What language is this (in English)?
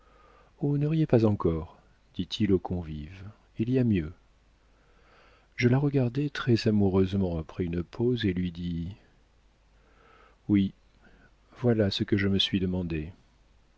French